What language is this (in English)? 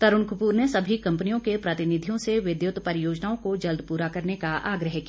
Hindi